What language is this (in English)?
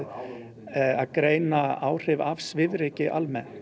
Icelandic